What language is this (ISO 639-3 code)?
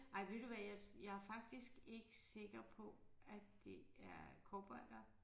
dan